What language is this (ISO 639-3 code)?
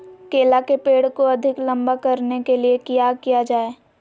mag